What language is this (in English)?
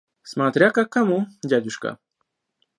Russian